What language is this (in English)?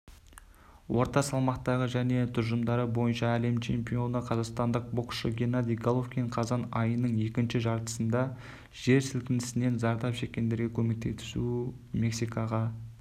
Kazakh